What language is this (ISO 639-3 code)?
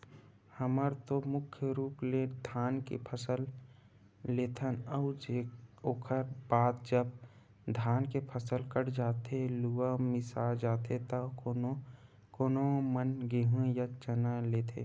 hne